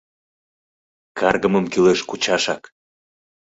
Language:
Mari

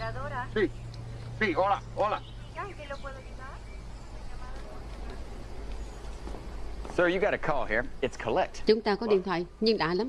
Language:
Vietnamese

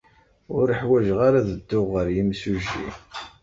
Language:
Kabyle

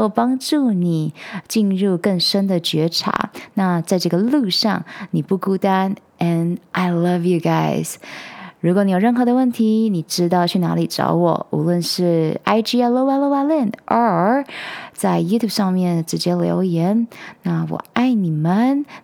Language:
Chinese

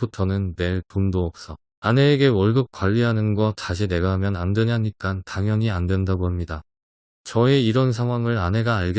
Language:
Korean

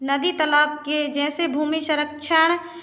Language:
Hindi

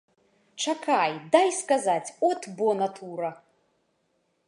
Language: Belarusian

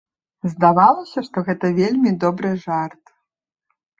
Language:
Belarusian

